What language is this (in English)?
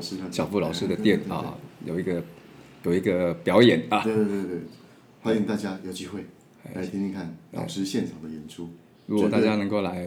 Chinese